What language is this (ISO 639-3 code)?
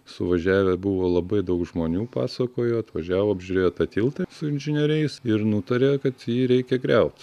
lit